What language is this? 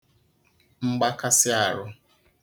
Igbo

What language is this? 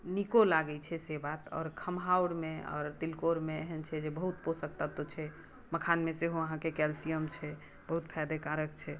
Maithili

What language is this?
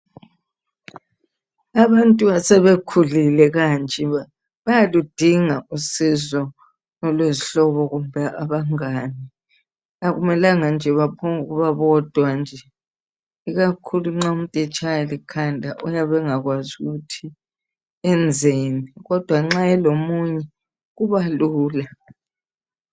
North Ndebele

